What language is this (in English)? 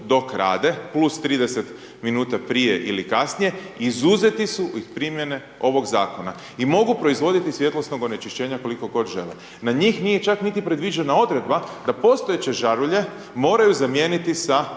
Croatian